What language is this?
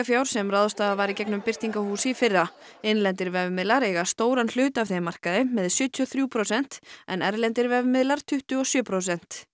Icelandic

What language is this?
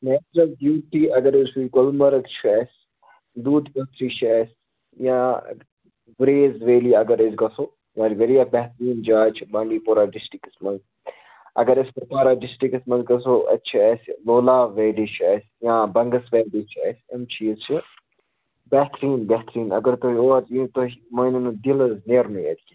Kashmiri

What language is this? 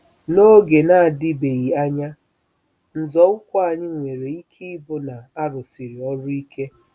Igbo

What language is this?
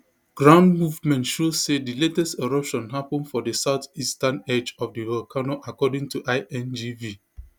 Nigerian Pidgin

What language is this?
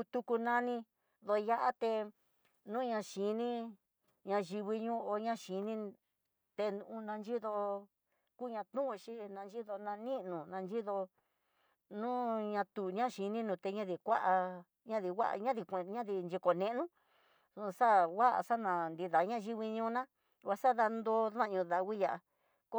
Tidaá Mixtec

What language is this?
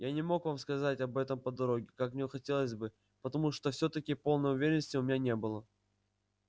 Russian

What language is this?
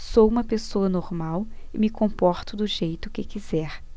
Portuguese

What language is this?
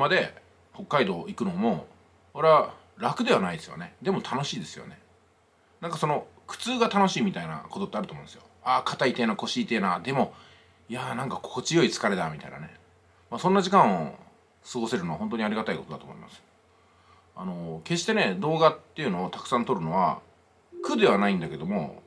Japanese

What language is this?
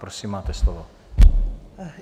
Czech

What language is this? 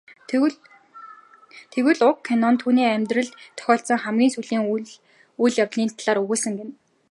Mongolian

